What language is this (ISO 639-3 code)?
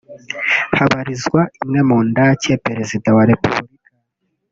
kin